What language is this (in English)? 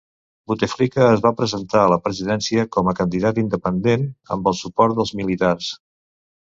Catalan